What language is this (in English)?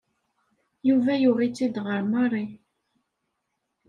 Kabyle